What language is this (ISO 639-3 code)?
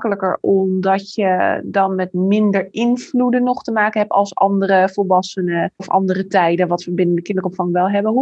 nld